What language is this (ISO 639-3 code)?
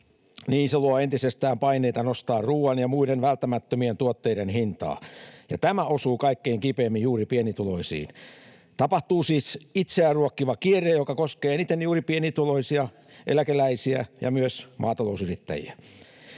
fin